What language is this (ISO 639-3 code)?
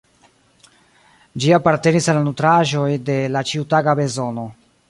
epo